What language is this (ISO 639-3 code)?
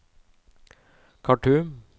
nor